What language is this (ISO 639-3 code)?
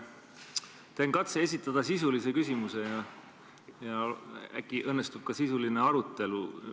est